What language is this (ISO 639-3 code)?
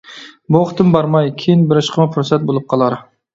uig